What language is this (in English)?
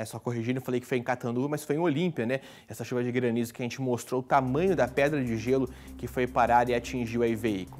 Portuguese